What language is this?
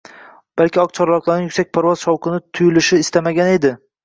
Uzbek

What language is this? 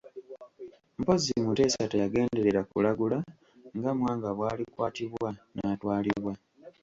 Ganda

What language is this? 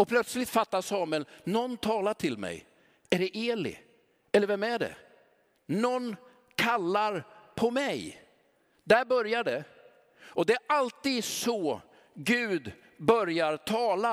Swedish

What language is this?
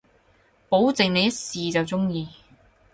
Cantonese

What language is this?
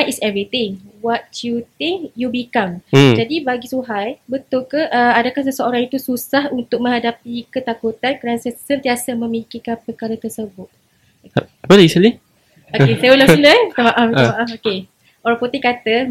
Malay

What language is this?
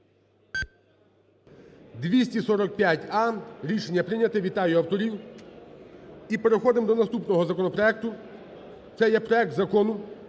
Ukrainian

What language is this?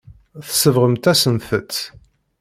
Kabyle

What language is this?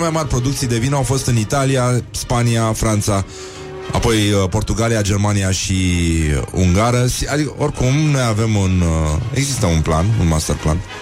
Romanian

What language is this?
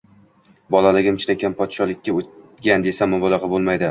Uzbek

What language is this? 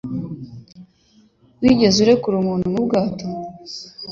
Kinyarwanda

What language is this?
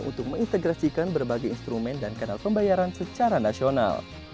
Indonesian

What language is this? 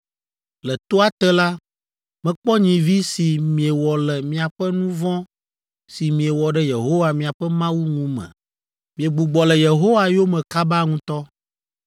Ewe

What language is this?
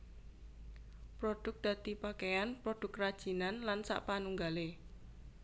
Javanese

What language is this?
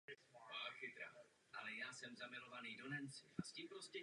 Czech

